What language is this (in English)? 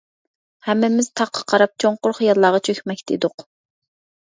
Uyghur